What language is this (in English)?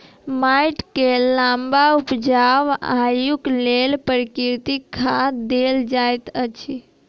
Maithili